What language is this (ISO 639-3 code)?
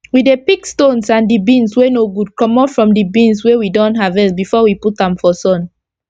pcm